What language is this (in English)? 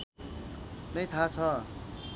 Nepali